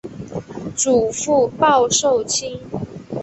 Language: Chinese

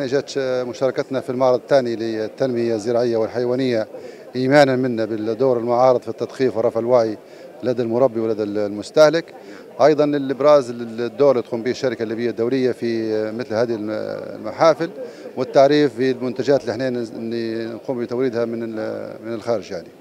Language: Arabic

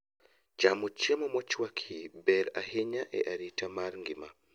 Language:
Luo (Kenya and Tanzania)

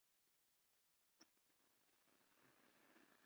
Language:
Spanish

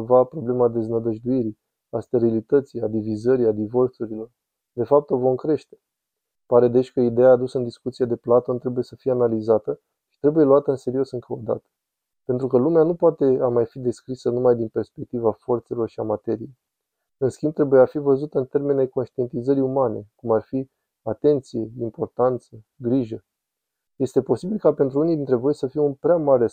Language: Romanian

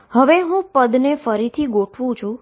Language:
Gujarati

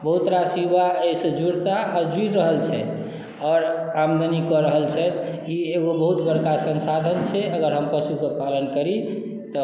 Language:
Maithili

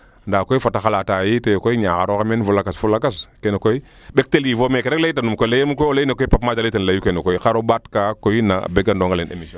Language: Serer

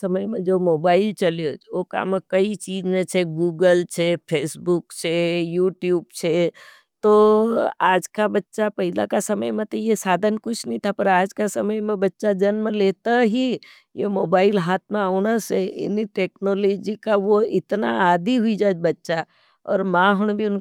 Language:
Nimadi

